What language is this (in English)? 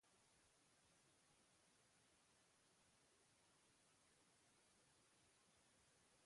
Basque